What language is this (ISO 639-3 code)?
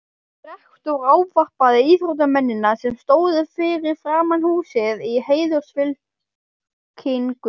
isl